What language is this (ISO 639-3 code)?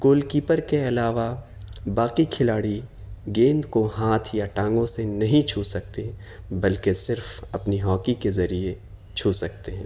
urd